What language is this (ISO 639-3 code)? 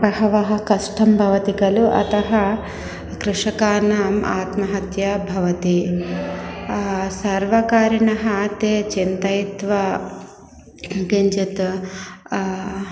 san